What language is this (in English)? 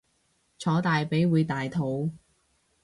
Cantonese